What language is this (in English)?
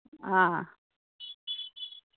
Manipuri